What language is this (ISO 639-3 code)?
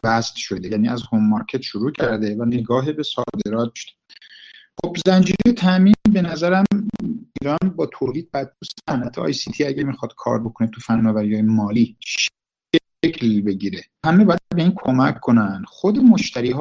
fas